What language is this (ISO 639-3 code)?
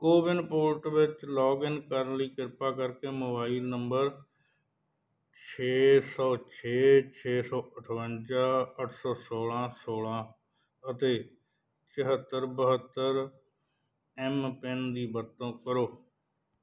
pan